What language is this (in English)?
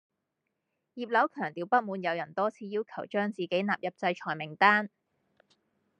Cantonese